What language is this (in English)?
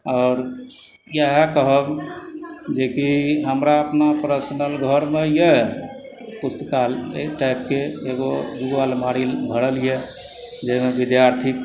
Maithili